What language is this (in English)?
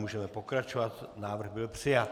Czech